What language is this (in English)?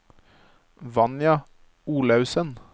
Norwegian